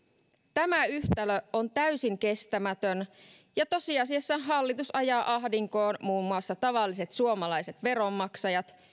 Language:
Finnish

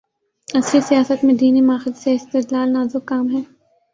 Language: Urdu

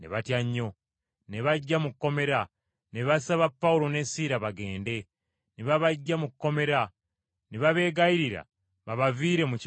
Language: Ganda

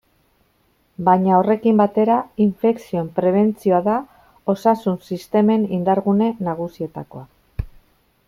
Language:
Basque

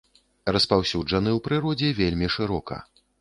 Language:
Belarusian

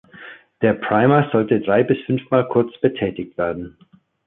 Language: German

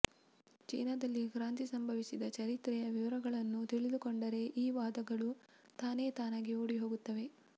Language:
Kannada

